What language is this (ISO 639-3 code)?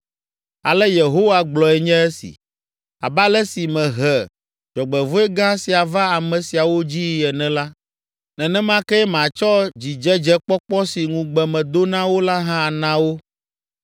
ewe